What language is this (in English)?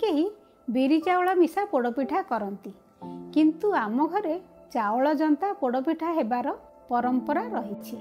Hindi